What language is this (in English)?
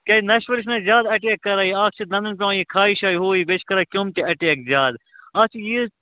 Kashmiri